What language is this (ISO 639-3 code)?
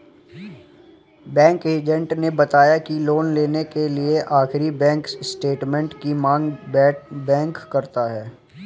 hin